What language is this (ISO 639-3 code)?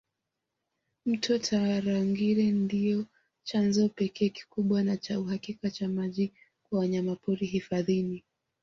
swa